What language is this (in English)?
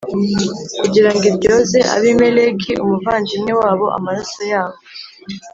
Kinyarwanda